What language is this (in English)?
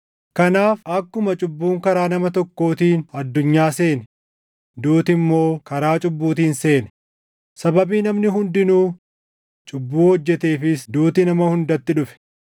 Oromo